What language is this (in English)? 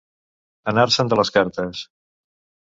Catalan